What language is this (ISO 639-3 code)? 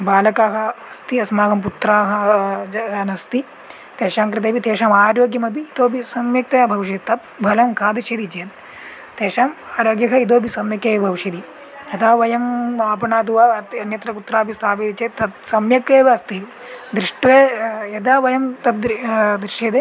san